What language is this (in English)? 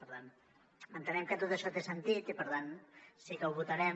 Catalan